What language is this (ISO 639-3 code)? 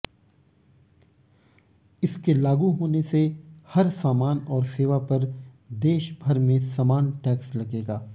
hin